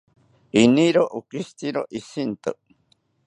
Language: South Ucayali Ashéninka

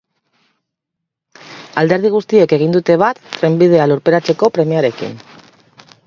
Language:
Basque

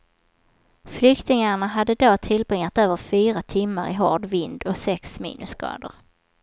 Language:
Swedish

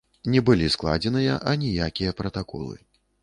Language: Belarusian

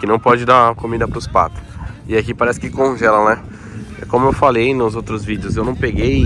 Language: Portuguese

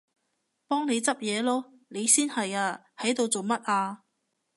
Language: Cantonese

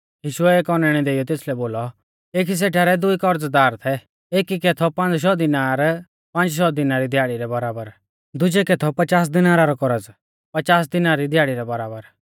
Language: Mahasu Pahari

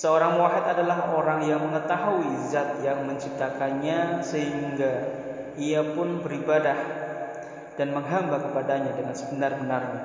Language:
Indonesian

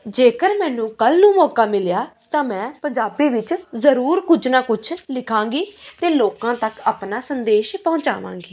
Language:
Punjabi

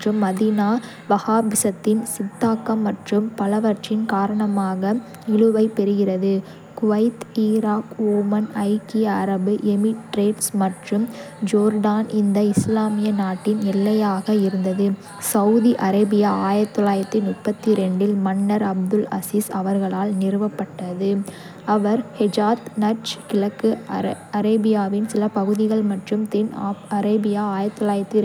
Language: Kota (India)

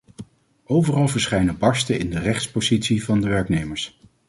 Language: Dutch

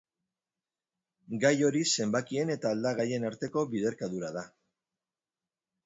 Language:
Basque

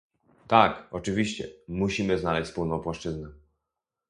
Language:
Polish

